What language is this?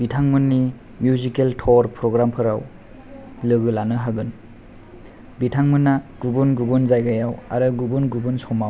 Bodo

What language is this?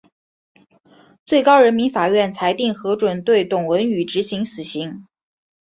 Chinese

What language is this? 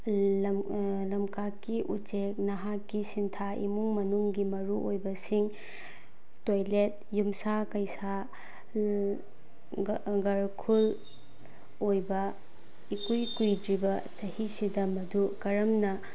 Manipuri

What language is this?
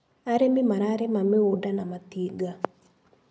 Kikuyu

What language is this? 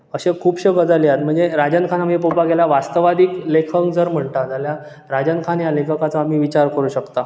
Konkani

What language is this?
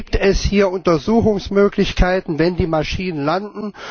German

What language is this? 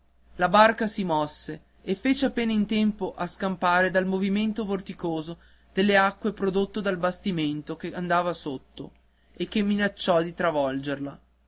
Italian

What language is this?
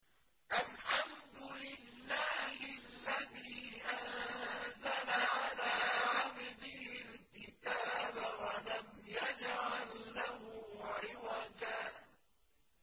Arabic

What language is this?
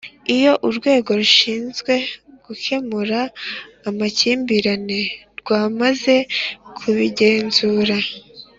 Kinyarwanda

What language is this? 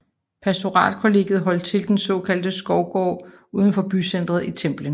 Danish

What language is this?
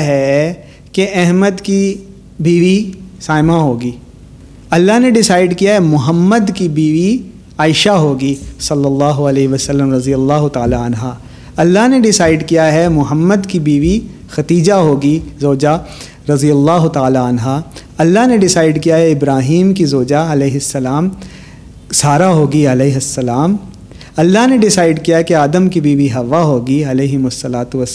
Urdu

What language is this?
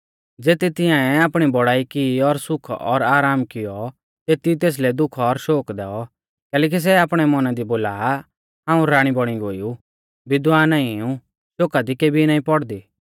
Mahasu Pahari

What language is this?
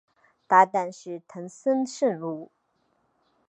Chinese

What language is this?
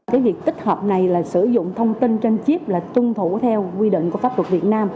Vietnamese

